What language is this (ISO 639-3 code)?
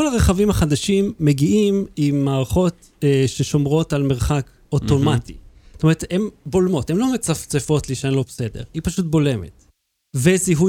heb